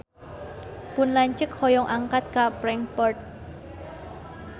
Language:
Sundanese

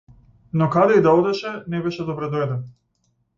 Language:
Macedonian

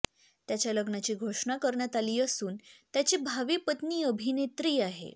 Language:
Marathi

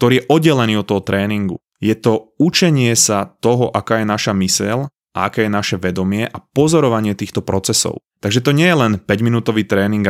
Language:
Slovak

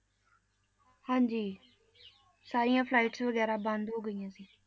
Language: Punjabi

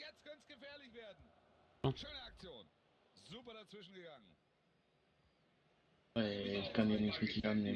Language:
German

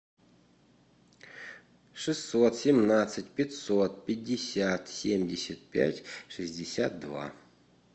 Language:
Russian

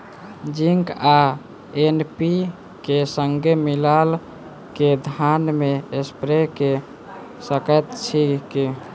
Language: Maithili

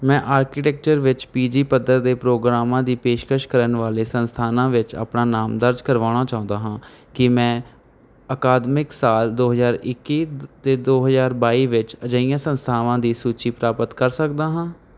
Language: Punjabi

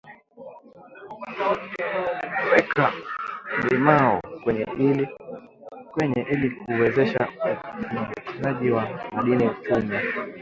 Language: Swahili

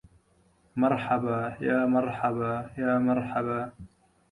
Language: Arabic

